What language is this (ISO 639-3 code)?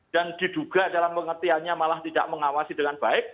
ind